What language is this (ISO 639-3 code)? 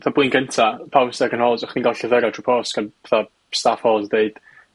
cym